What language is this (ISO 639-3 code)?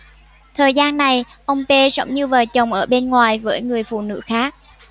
vie